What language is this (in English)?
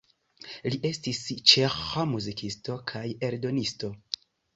Esperanto